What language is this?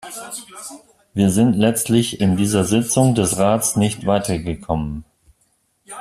German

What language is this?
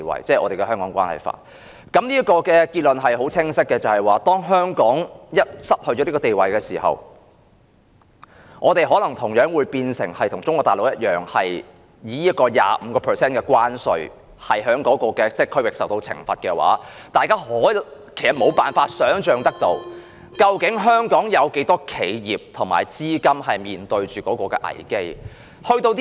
Cantonese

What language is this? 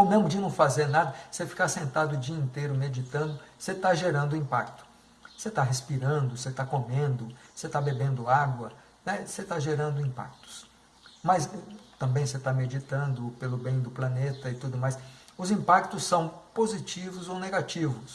Portuguese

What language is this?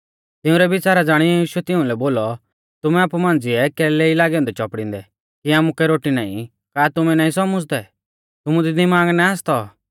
Mahasu Pahari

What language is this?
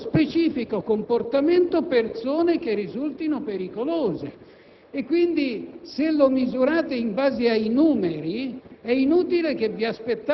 Italian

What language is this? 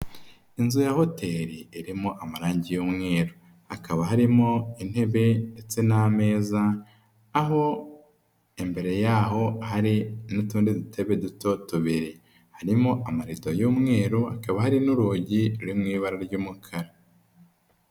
Kinyarwanda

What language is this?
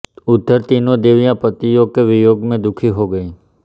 Hindi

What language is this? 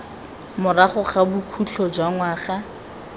Tswana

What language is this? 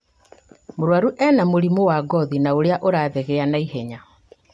Kikuyu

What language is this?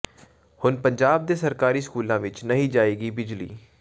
Punjabi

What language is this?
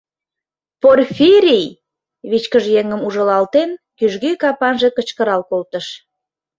Mari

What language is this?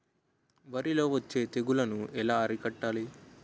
Telugu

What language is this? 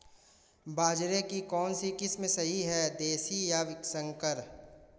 Hindi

